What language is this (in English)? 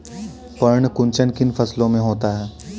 Hindi